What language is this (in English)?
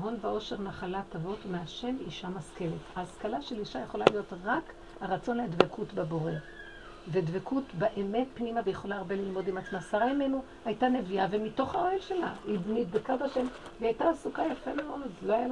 Hebrew